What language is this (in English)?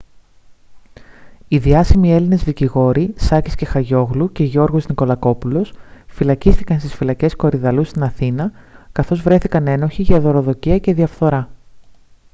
Greek